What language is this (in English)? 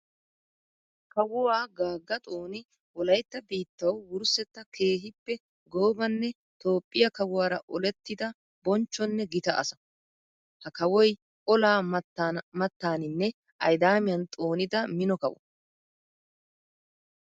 Wolaytta